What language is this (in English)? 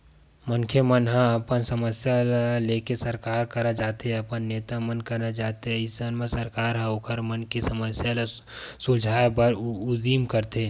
Chhattisgarhi